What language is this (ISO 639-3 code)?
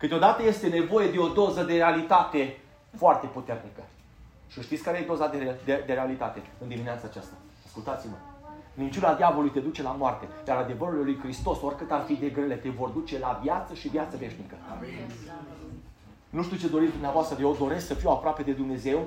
ron